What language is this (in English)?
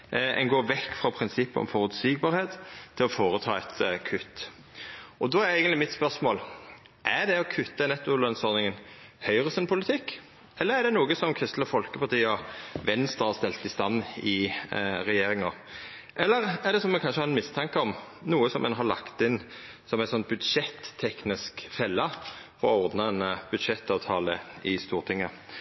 Norwegian Nynorsk